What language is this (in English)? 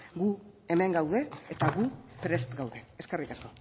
Basque